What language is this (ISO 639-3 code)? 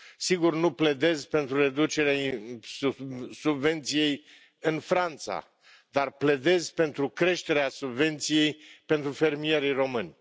ron